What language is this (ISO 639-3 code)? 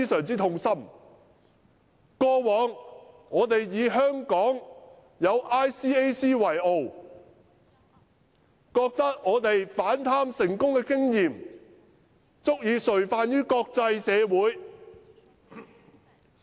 yue